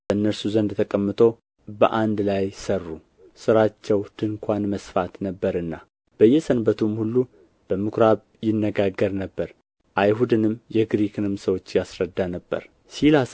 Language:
Amharic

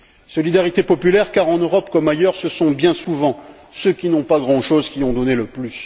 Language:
French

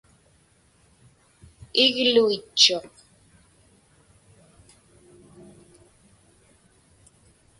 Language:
Inupiaq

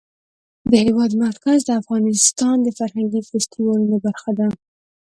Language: Pashto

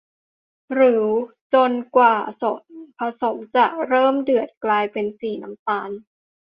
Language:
Thai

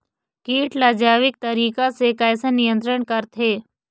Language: Chhattisgarhi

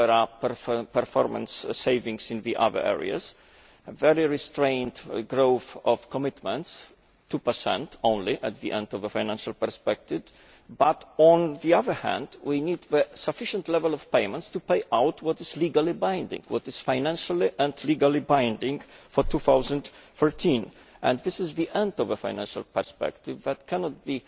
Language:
English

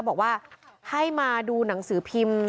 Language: Thai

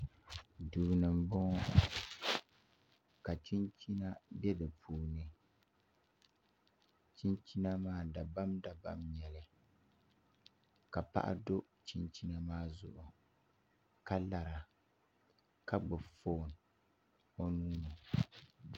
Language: Dagbani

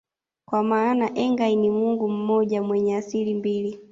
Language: Swahili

